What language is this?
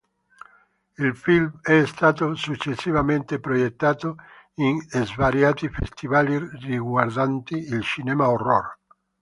Italian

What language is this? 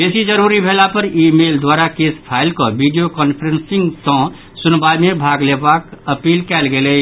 Maithili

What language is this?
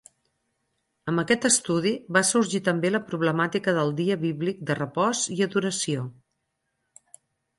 Catalan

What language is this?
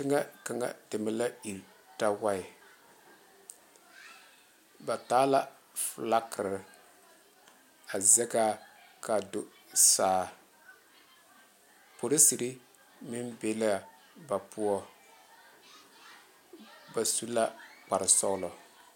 Southern Dagaare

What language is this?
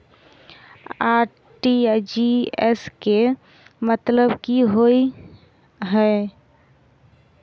Maithili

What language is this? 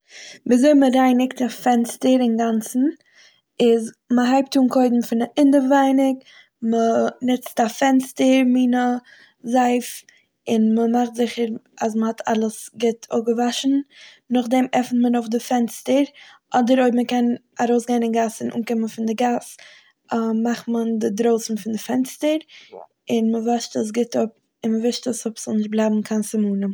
Yiddish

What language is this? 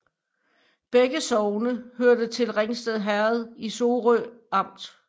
Danish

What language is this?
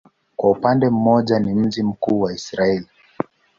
Swahili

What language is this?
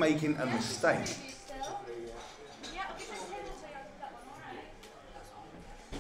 English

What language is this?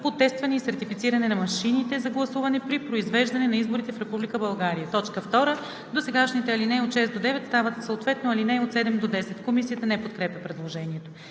Bulgarian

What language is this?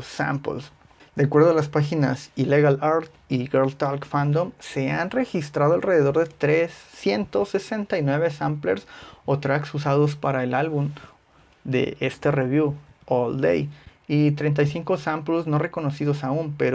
Spanish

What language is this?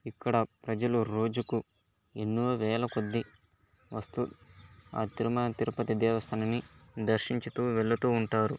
Telugu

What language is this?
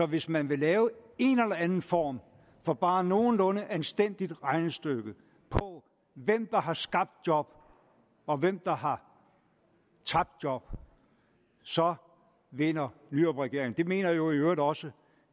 Danish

